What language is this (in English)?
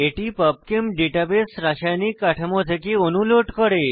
Bangla